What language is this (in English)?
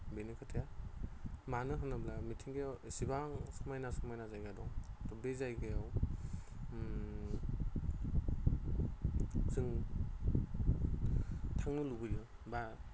Bodo